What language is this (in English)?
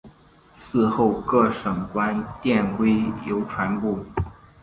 Chinese